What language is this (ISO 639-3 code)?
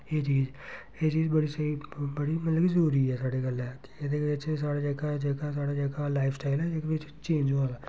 doi